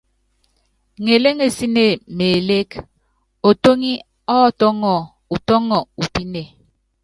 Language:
Yangben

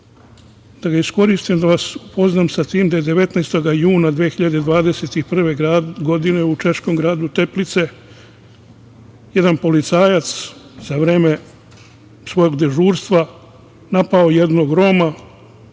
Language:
Serbian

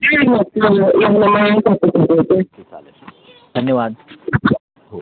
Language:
Marathi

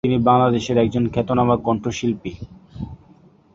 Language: Bangla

